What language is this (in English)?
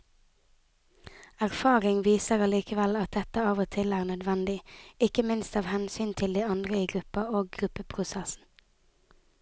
Norwegian